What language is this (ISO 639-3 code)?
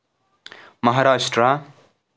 kas